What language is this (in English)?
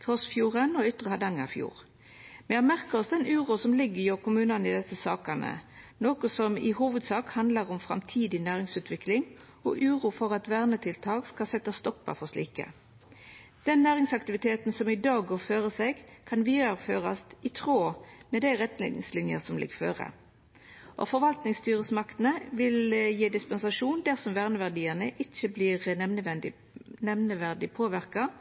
Norwegian Nynorsk